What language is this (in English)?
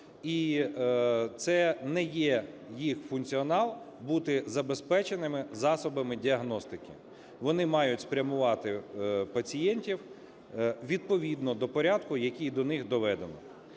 Ukrainian